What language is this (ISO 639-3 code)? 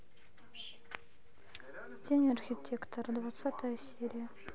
rus